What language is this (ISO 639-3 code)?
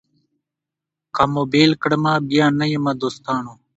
pus